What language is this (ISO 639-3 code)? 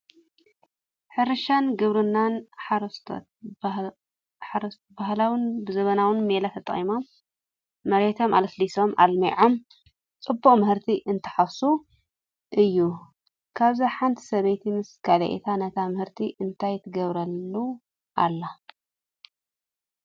tir